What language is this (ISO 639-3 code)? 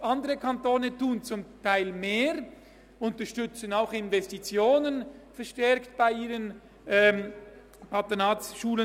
gsw